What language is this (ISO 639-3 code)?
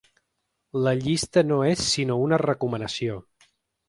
cat